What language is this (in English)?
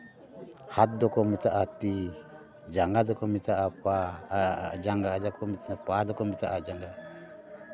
Santali